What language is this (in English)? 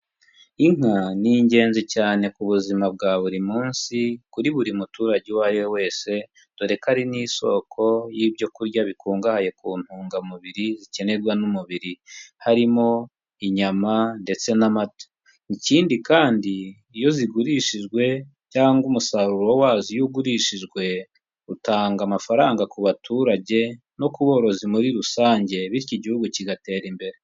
Kinyarwanda